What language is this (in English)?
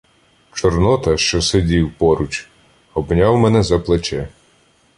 Ukrainian